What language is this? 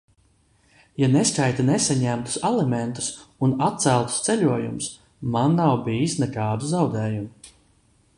Latvian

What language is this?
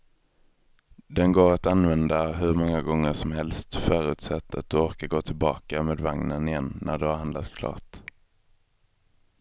Swedish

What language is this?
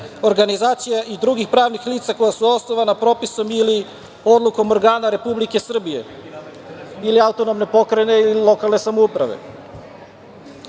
Serbian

